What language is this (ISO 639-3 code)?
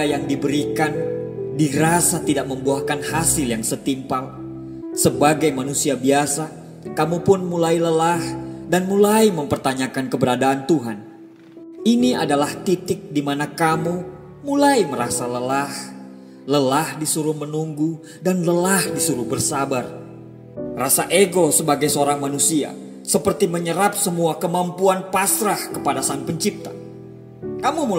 ind